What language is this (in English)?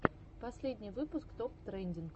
Russian